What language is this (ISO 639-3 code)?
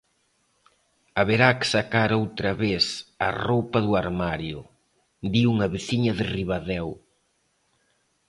glg